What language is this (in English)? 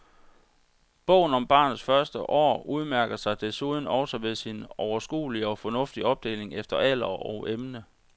Danish